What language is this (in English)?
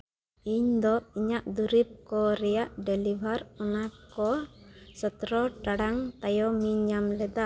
Santali